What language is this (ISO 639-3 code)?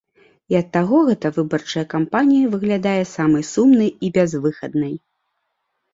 bel